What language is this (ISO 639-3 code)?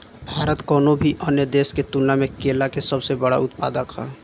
bho